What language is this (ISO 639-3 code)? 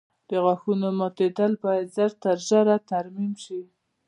pus